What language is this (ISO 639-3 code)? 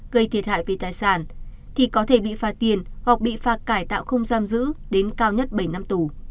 vie